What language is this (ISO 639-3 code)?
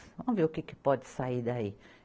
por